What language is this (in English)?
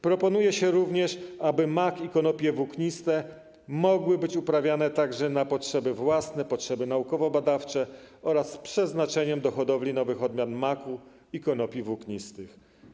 Polish